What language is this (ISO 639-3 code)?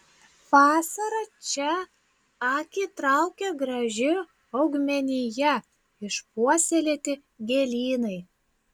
lit